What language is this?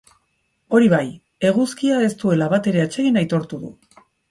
Basque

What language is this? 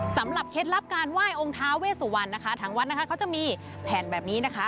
Thai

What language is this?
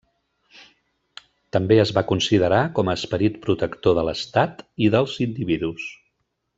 Catalan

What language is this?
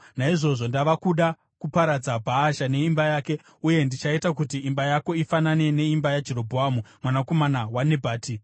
Shona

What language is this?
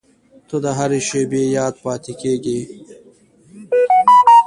Pashto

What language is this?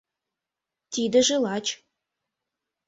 Mari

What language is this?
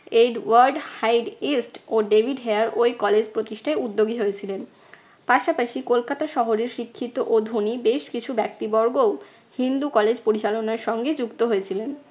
Bangla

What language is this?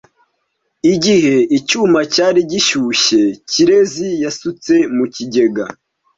Kinyarwanda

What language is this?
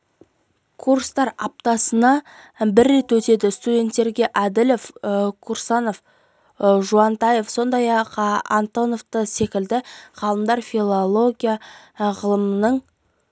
Kazakh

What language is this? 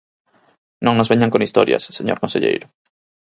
Galician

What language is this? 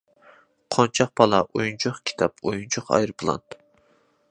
Uyghur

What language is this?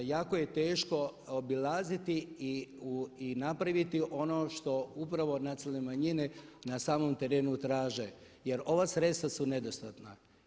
Croatian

